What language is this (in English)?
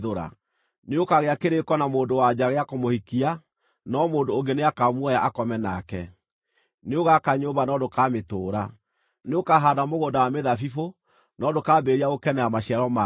Kikuyu